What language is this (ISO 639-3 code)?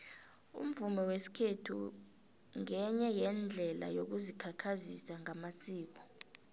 nbl